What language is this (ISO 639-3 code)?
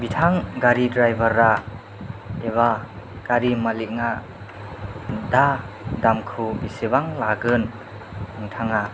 brx